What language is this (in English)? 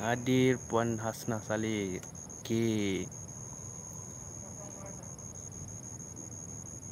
Malay